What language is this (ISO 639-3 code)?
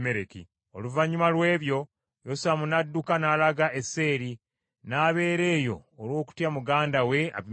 lug